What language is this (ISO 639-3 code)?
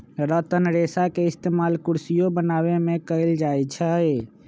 mag